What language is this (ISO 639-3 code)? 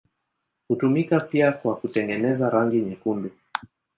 swa